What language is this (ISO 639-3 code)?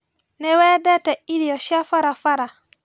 kik